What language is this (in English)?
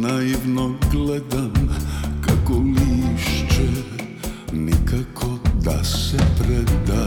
Croatian